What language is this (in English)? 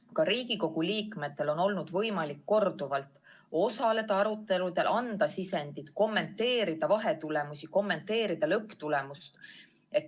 Estonian